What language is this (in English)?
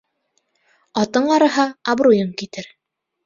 Bashkir